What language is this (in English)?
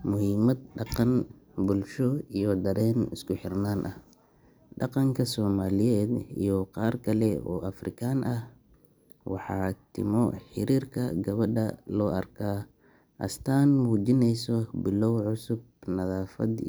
Somali